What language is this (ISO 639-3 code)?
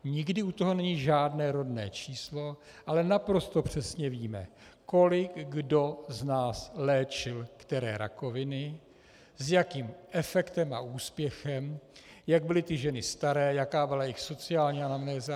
ces